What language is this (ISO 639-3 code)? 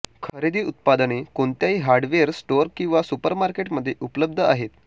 mar